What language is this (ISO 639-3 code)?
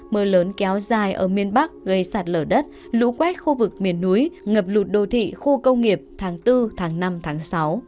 vie